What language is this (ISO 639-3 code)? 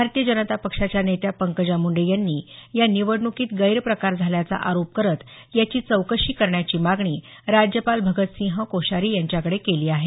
mar